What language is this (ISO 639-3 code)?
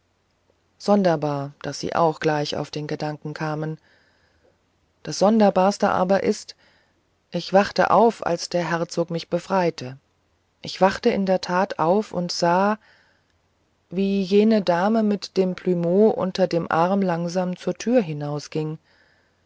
deu